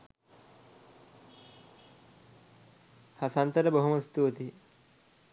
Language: Sinhala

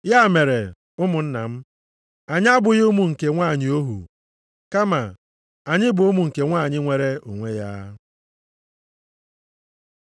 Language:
Igbo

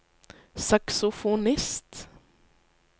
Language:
Norwegian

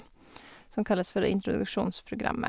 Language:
Norwegian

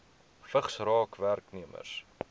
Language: Afrikaans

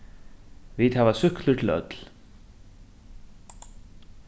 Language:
Faroese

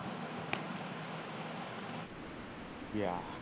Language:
Punjabi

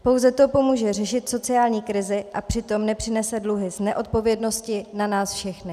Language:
Czech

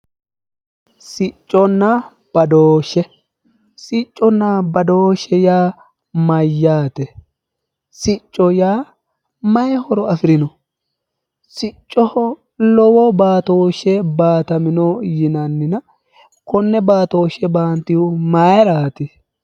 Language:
Sidamo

